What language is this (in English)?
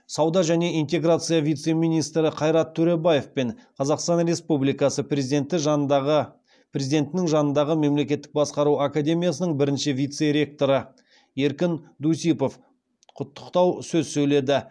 Kazakh